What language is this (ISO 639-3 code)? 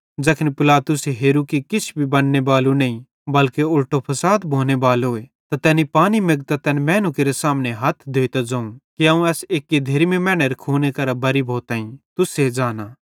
bhd